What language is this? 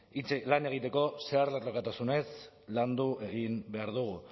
Basque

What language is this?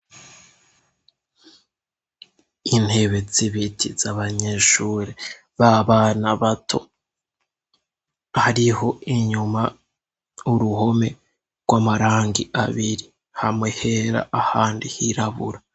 Rundi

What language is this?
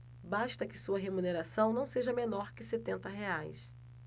Portuguese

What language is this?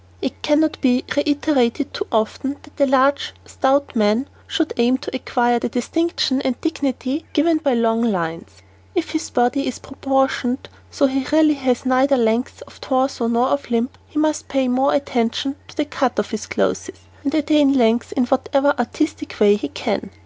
English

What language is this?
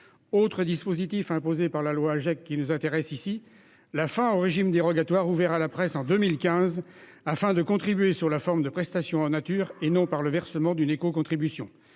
French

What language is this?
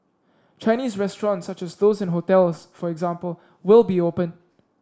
English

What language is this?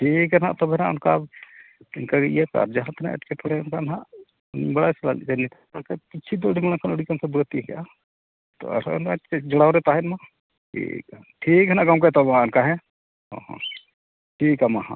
Santali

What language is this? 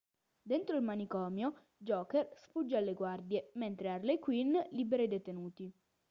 Italian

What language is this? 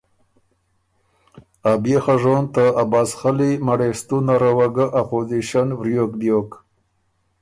Ormuri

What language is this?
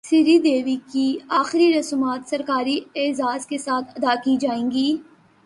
Urdu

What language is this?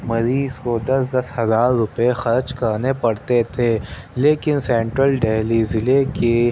Urdu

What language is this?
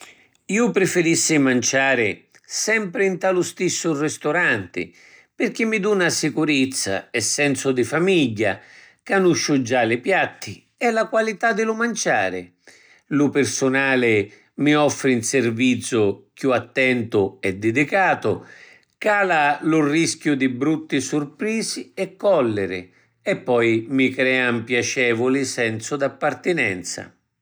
Sicilian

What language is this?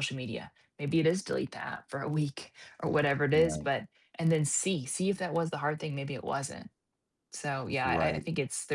English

